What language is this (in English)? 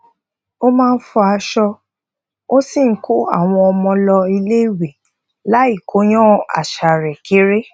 Yoruba